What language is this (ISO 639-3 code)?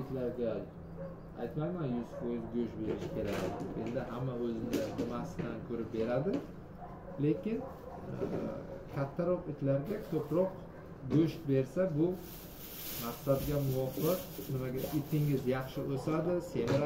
tur